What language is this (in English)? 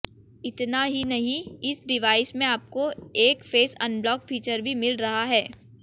Hindi